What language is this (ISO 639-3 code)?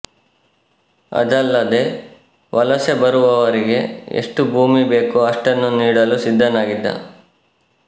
kan